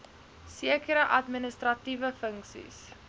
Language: Afrikaans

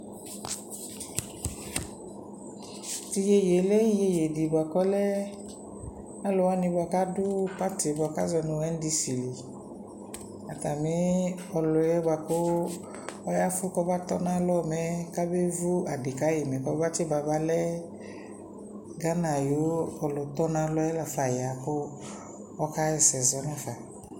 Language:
Ikposo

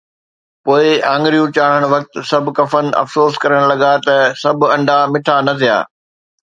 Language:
Sindhi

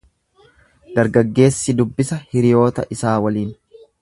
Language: Oromo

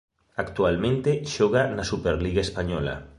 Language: Galician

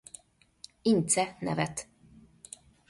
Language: Hungarian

